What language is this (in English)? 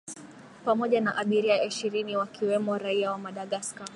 Swahili